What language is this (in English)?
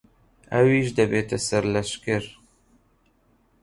Central Kurdish